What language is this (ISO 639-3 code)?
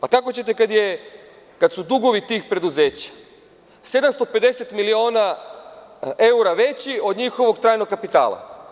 srp